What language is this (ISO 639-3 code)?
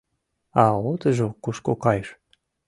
chm